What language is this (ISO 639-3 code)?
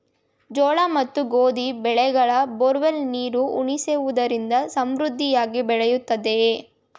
kan